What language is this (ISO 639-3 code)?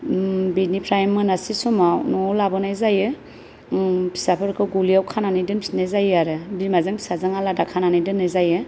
brx